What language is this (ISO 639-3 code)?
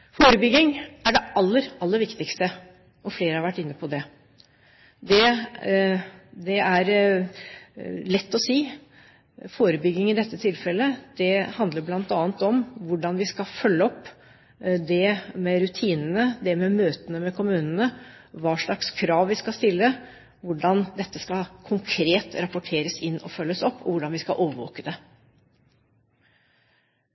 nob